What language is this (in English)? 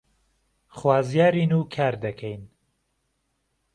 Central Kurdish